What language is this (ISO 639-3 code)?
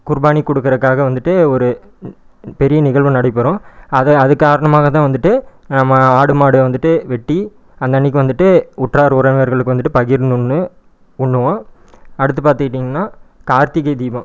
tam